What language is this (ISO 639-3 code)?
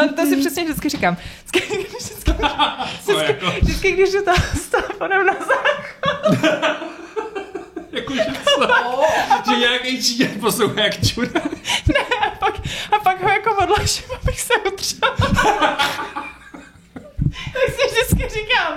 ces